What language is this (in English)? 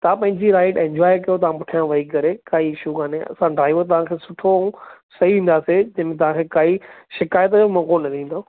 Sindhi